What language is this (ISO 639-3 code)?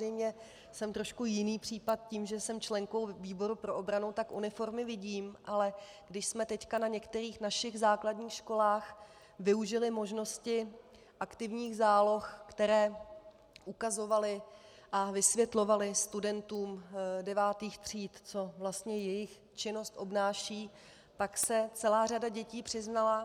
ces